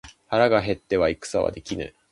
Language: Japanese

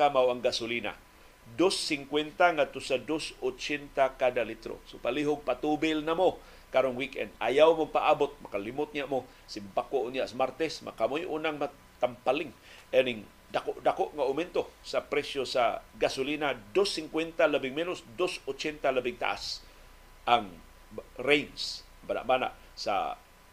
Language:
Filipino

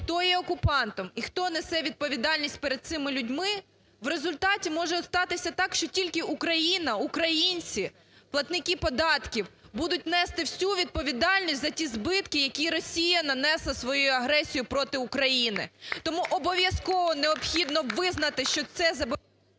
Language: Ukrainian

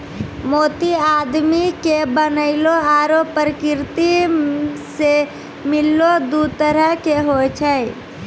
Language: Maithili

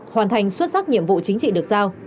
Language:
Vietnamese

